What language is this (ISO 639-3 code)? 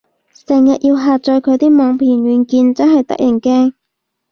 yue